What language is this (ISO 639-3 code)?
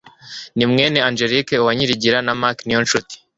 kin